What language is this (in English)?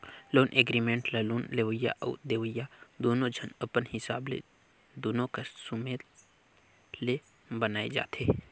Chhattisgarhi